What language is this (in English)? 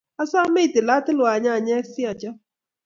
Kalenjin